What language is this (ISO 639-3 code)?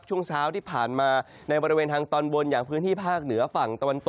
tha